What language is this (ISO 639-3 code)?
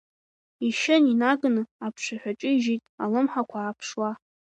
abk